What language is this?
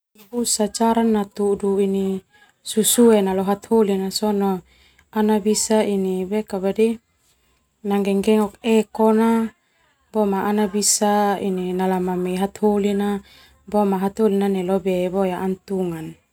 Termanu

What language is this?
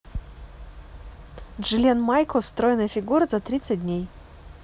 Russian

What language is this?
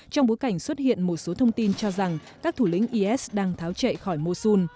Vietnamese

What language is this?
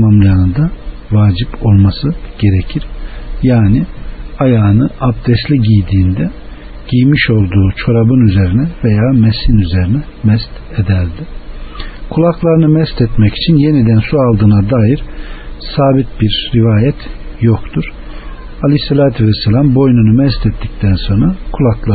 Turkish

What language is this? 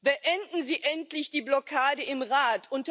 German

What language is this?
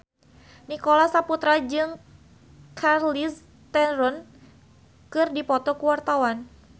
Sundanese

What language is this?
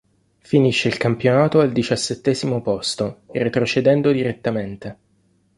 Italian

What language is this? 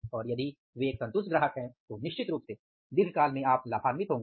Hindi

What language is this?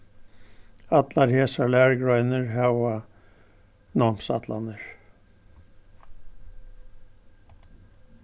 Faroese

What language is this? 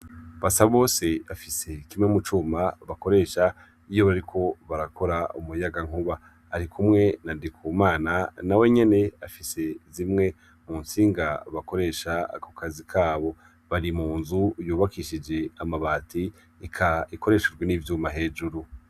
Rundi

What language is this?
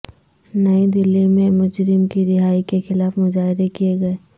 Urdu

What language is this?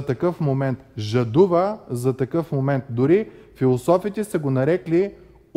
Bulgarian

